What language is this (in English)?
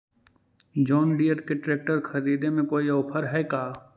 Magahi